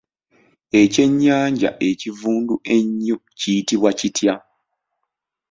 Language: Ganda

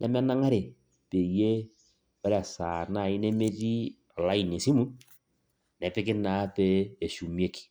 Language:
Masai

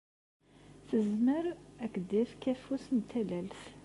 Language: Kabyle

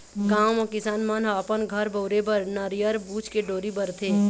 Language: Chhattisgarhi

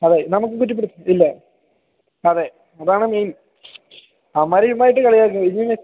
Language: Malayalam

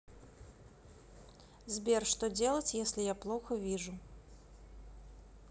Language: Russian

